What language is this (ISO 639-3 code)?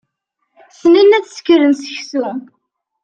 kab